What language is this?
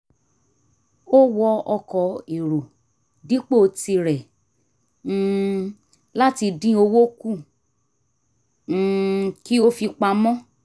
Yoruba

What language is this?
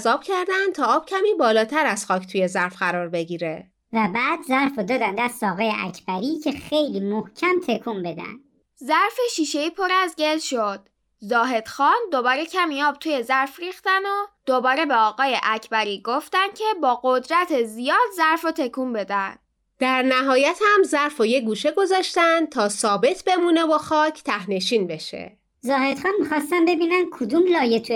Persian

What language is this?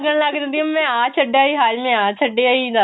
Punjabi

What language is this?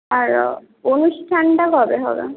Bangla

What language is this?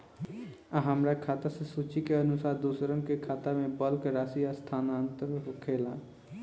Bhojpuri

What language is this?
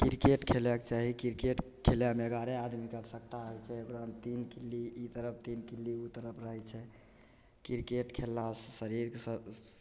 Maithili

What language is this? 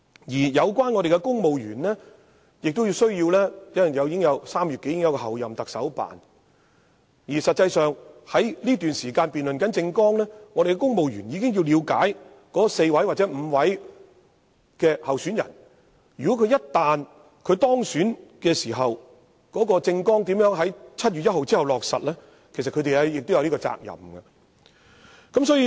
Cantonese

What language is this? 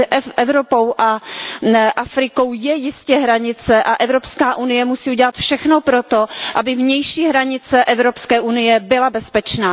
Czech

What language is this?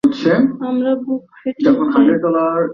Bangla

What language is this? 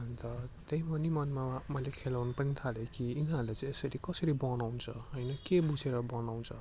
Nepali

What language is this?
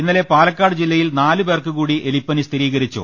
Malayalam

